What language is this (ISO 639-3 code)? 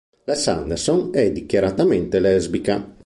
ita